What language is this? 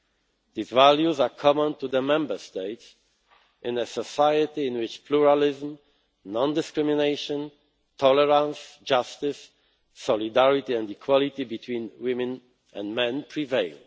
English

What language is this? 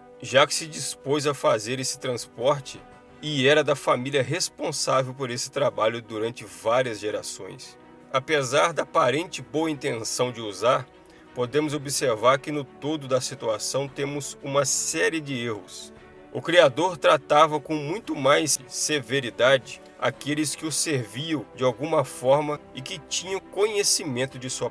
Portuguese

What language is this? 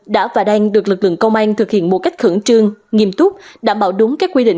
Vietnamese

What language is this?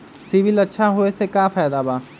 Magahi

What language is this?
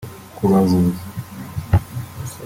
Kinyarwanda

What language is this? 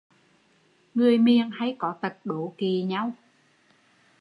Vietnamese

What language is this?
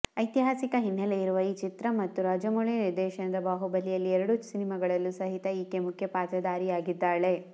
Kannada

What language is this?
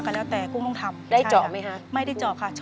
Thai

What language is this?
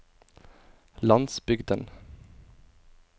Norwegian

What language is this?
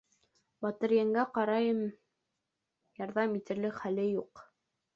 Bashkir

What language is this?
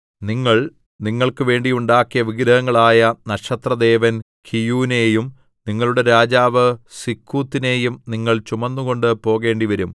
Malayalam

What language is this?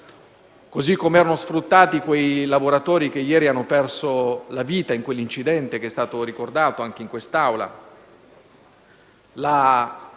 Italian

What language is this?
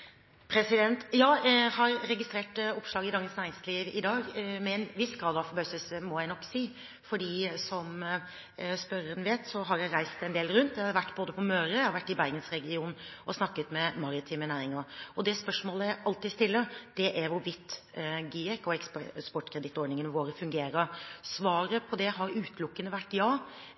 Norwegian Bokmål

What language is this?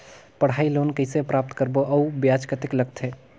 Chhattisgarhi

